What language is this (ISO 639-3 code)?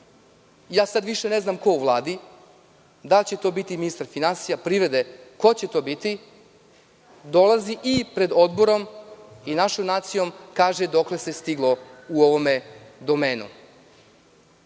srp